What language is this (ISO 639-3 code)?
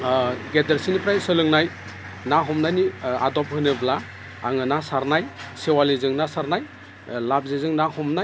brx